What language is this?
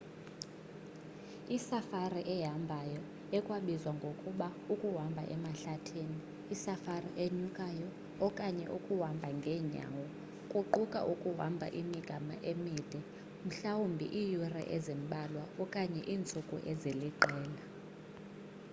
Xhosa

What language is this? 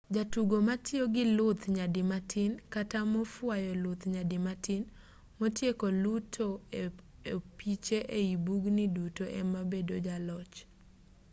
Luo (Kenya and Tanzania)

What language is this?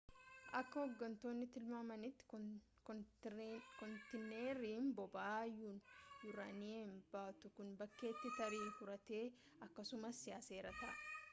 Oromo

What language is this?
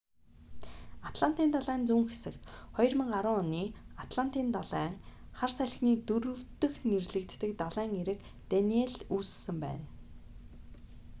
Mongolian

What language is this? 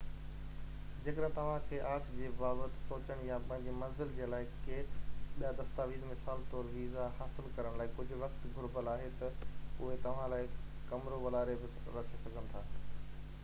Sindhi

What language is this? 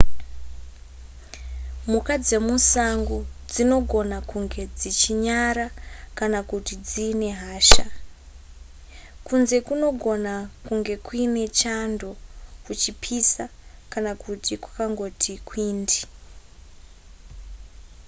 Shona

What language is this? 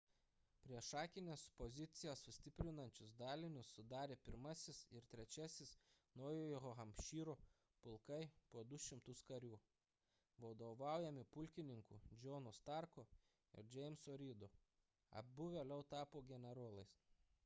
Lithuanian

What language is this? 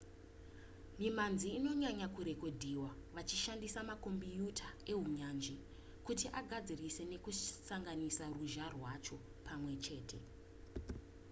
Shona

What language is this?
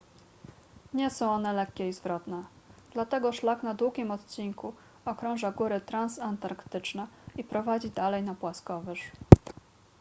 Polish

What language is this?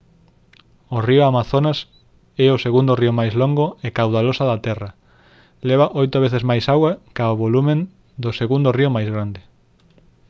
Galician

